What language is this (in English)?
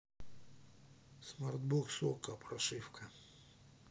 Russian